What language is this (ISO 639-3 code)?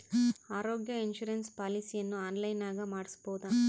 kan